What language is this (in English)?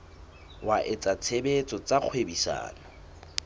Southern Sotho